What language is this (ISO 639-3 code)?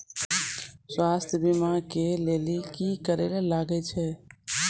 mai